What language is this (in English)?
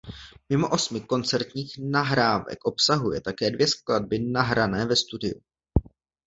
Czech